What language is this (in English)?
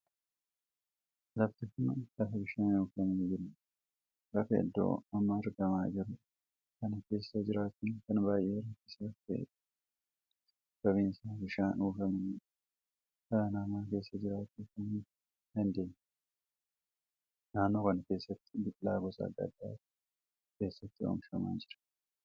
Oromo